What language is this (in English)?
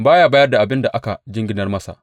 Hausa